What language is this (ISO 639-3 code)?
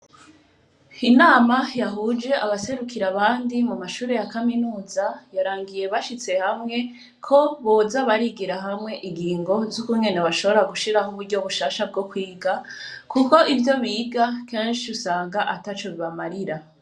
run